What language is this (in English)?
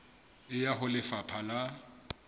Southern Sotho